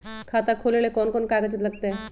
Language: Magahi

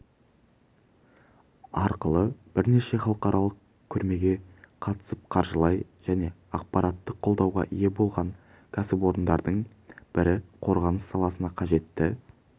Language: Kazakh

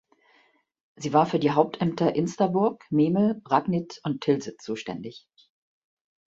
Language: German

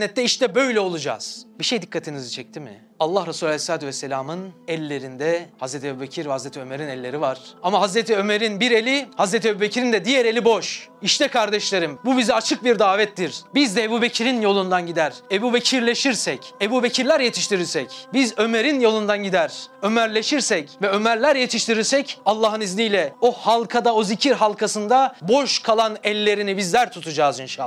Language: Turkish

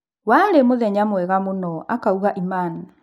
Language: Kikuyu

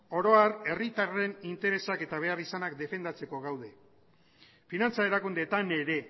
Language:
Basque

